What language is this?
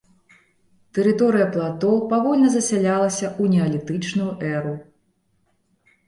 Belarusian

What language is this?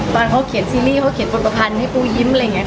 Thai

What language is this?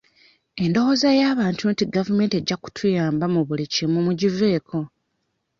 Ganda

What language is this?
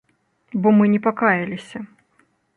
Belarusian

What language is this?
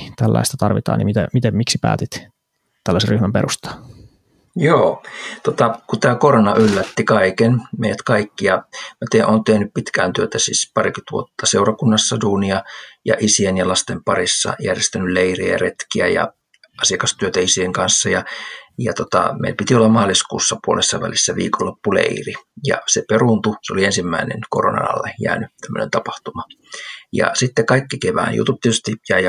Finnish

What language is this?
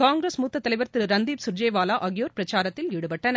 Tamil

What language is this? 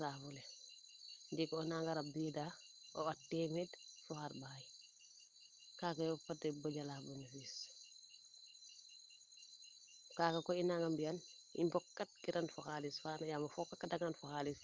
Serer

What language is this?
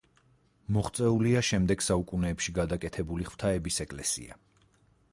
Georgian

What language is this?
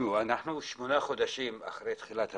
Hebrew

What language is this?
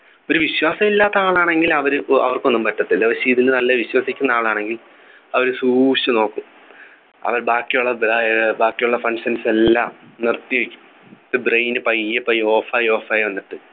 Malayalam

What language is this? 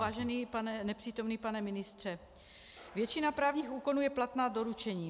Czech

